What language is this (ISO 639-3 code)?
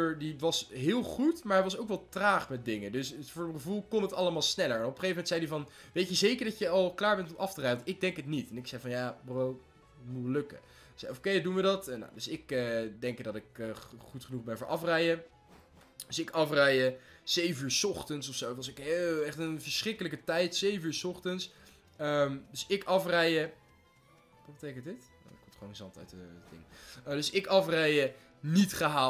nld